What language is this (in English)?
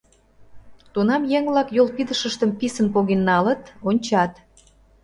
Mari